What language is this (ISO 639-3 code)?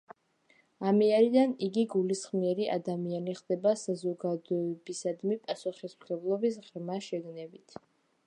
kat